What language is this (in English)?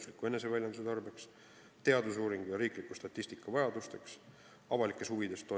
Estonian